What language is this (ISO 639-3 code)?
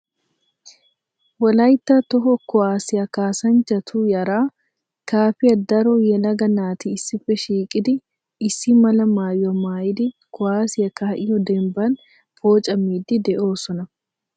wal